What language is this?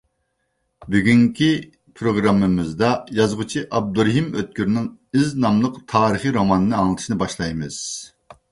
Uyghur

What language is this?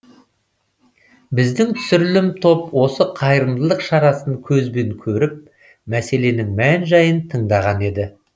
Kazakh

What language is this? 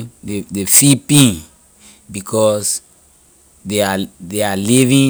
Liberian English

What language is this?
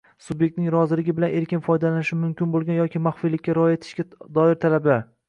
Uzbek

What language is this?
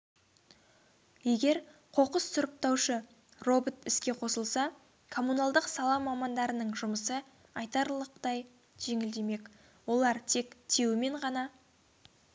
Kazakh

